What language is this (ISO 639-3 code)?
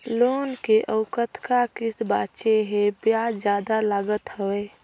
hne